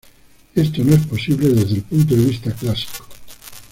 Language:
Spanish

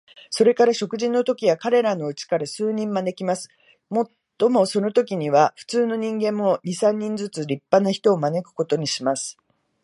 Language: Japanese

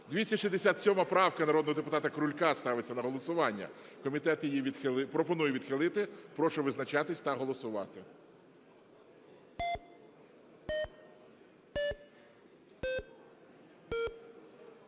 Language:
Ukrainian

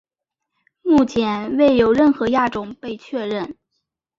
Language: Chinese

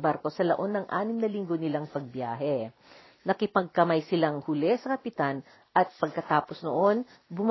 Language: Filipino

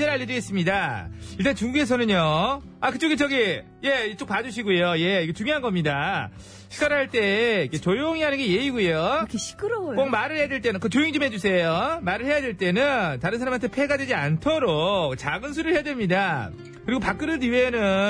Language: Korean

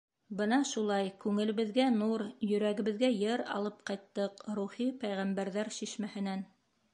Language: Bashkir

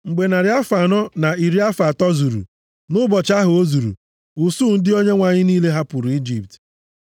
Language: Igbo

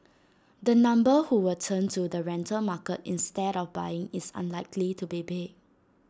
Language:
English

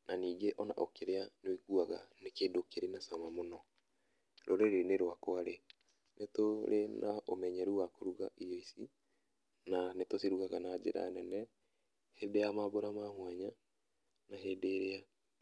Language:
Kikuyu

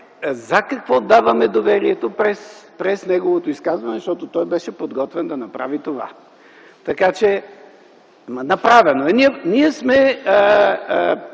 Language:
Bulgarian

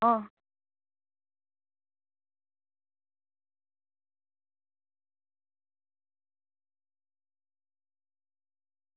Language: Gujarati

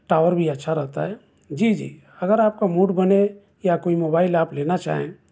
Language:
Urdu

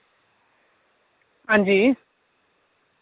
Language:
Dogri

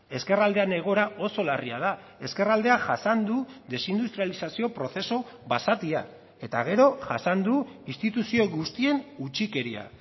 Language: Basque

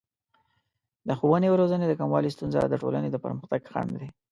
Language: Pashto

